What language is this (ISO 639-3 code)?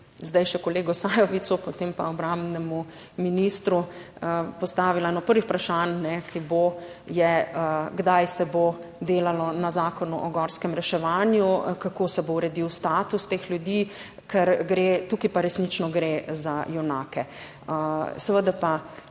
slv